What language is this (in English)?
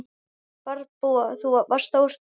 Icelandic